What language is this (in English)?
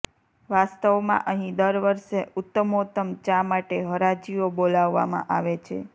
Gujarati